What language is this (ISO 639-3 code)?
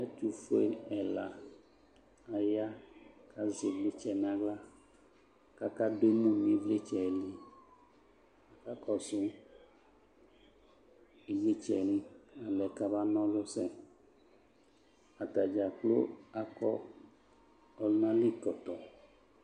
kpo